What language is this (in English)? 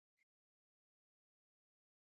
Pashto